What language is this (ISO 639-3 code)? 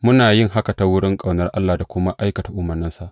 hau